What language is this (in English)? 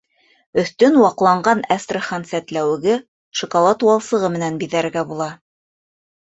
Bashkir